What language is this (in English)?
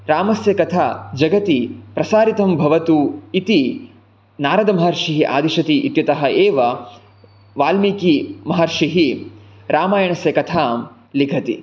Sanskrit